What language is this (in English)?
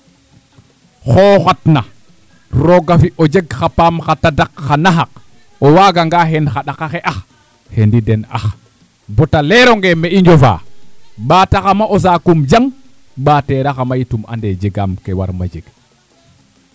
Serer